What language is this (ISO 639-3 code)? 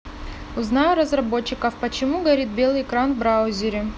rus